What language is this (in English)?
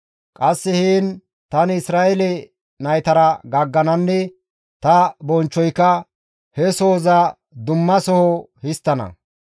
Gamo